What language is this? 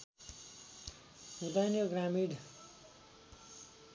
Nepali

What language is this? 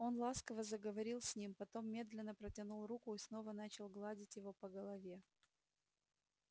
Russian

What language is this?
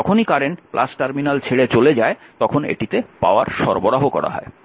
Bangla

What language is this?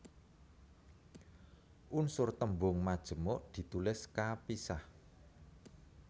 Javanese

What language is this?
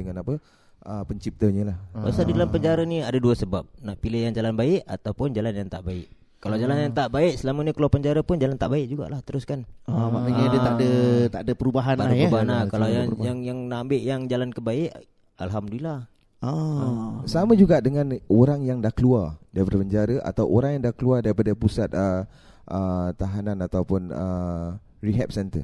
Malay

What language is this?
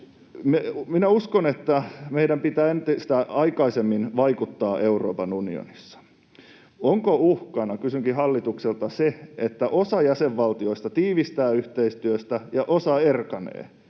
Finnish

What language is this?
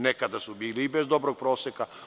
Serbian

